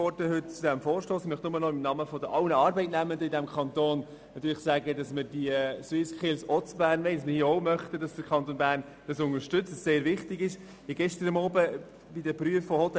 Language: Swiss German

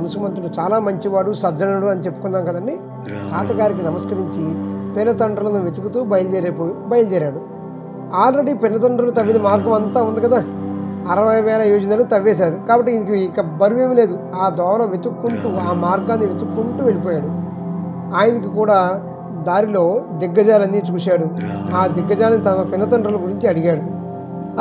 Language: Telugu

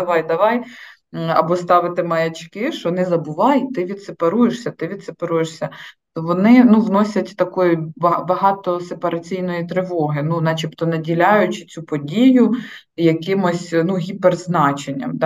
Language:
Ukrainian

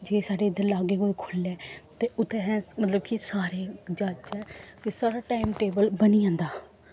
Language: Dogri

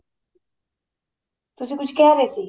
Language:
Punjabi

